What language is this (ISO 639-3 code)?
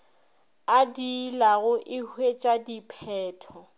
nso